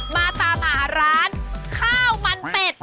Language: Thai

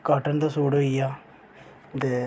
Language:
Dogri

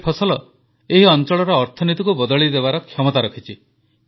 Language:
Odia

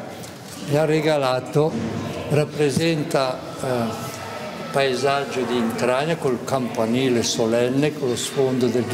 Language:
Italian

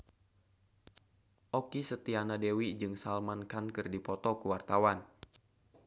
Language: Sundanese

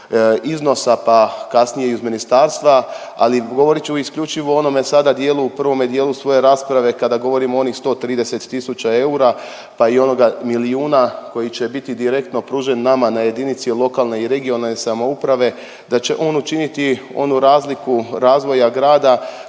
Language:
Croatian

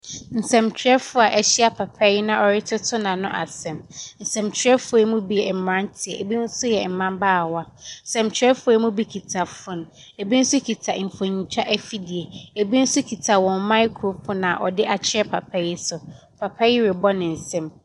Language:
Akan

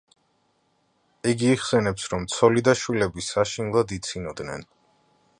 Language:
Georgian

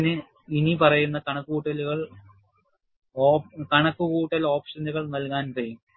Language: Malayalam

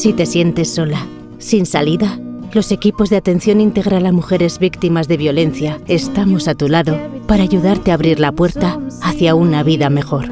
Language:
Spanish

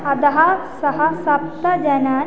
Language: Sanskrit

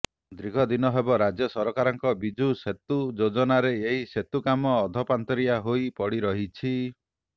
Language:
Odia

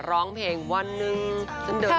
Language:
Thai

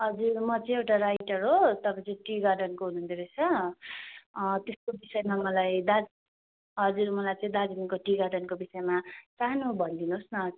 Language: Nepali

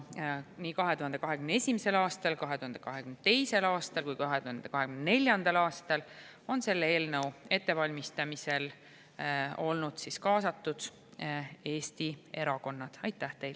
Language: Estonian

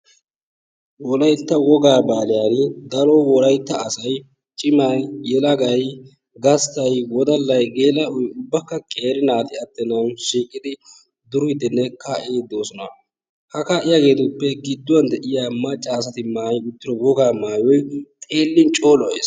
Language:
Wolaytta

